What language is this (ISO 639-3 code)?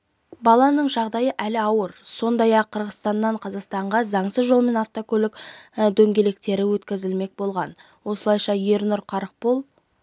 kaz